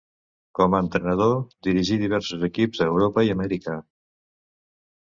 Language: Catalan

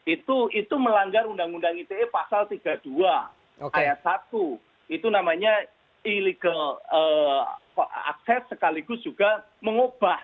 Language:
Indonesian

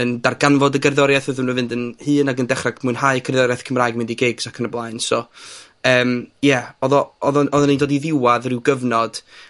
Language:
Welsh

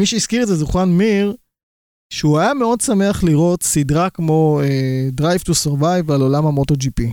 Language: Hebrew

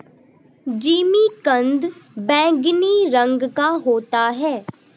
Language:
Hindi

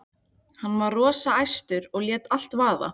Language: Icelandic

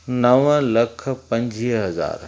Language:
Sindhi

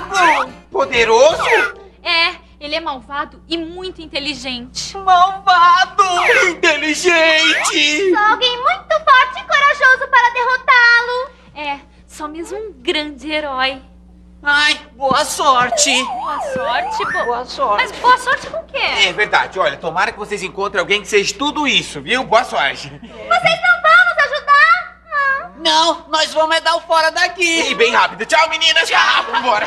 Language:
Portuguese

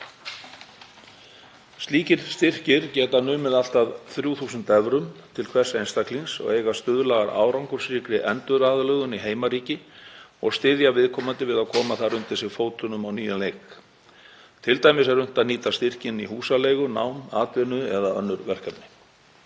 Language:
Icelandic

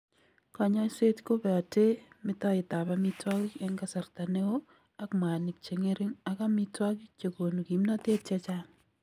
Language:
Kalenjin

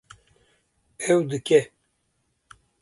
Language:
Kurdish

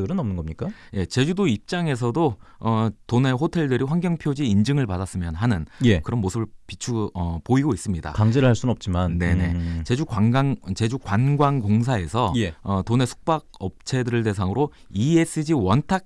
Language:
Korean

